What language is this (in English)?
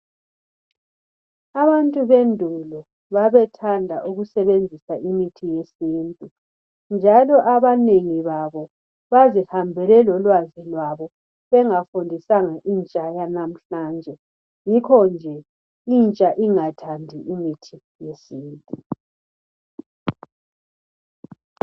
North Ndebele